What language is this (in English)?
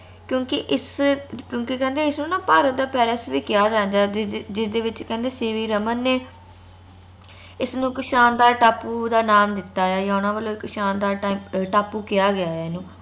Punjabi